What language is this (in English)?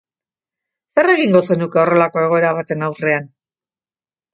Basque